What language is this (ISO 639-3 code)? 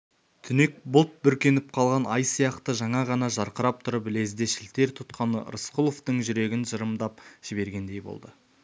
kaz